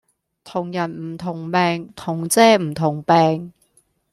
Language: Cantonese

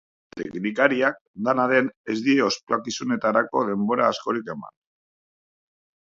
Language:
Basque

